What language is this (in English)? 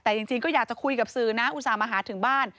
Thai